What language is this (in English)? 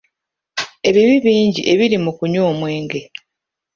Ganda